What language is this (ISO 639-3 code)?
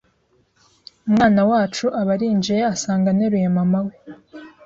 kin